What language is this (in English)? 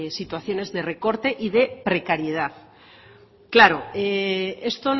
Spanish